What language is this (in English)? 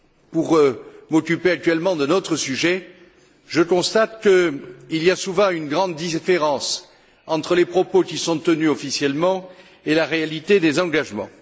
French